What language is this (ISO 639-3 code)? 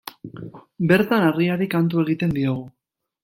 eus